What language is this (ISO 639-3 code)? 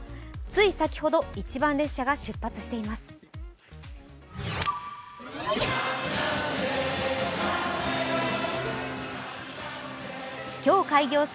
jpn